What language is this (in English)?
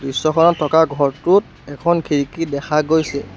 Assamese